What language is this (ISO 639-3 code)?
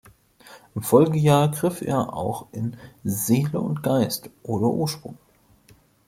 deu